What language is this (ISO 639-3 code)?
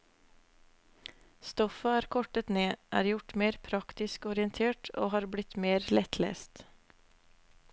nor